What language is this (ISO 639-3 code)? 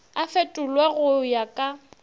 nso